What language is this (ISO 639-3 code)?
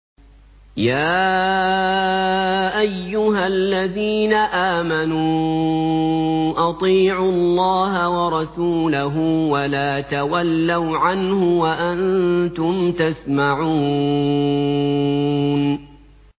ara